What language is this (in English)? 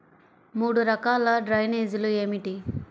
Telugu